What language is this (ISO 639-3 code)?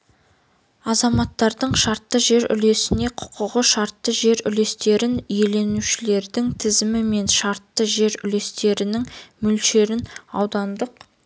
kaz